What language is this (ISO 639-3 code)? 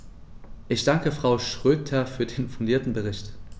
deu